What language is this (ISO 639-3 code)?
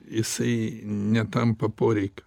lit